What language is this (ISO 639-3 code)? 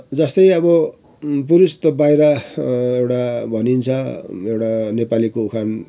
nep